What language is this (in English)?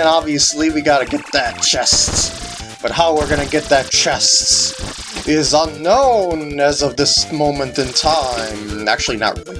English